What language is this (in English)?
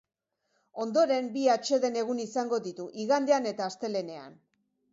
Basque